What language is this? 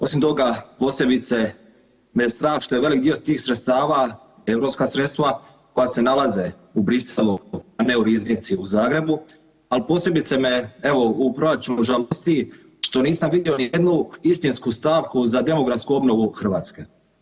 Croatian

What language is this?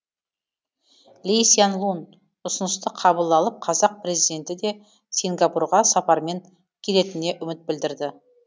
Kazakh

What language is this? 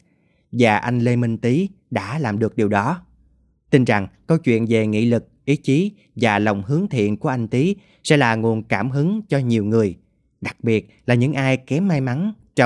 Vietnamese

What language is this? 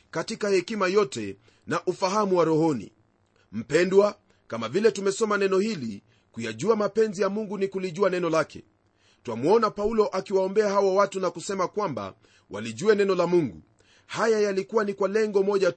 Swahili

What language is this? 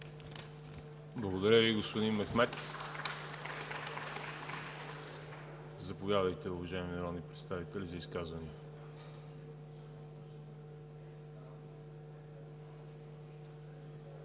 Bulgarian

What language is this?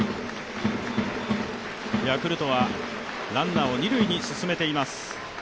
Japanese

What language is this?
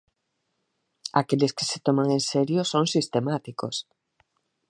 Galician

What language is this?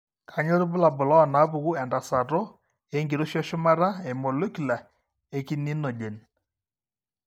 Masai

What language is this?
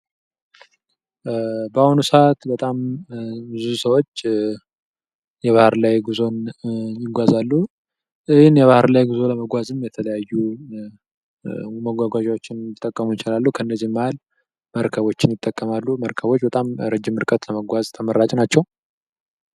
Amharic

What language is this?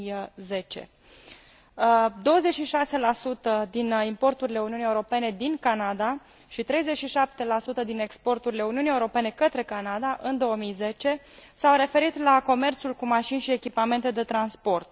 Romanian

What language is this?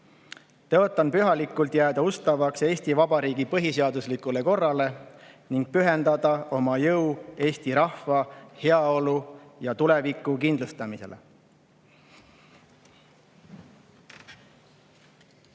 Estonian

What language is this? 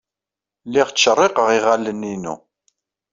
Kabyle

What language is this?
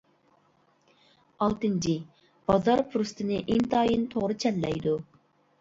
Uyghur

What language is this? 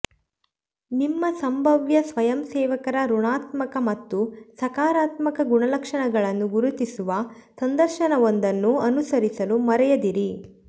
Kannada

